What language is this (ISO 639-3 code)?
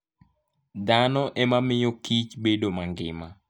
luo